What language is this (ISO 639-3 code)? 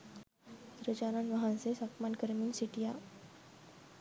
sin